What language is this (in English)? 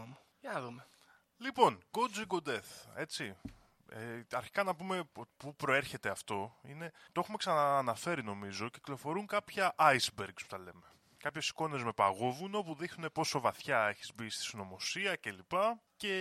Greek